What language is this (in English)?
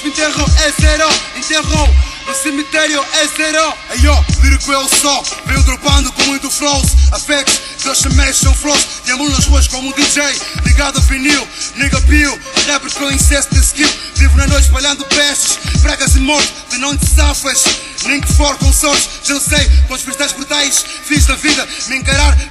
Portuguese